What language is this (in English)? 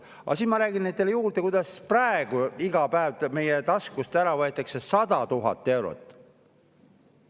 Estonian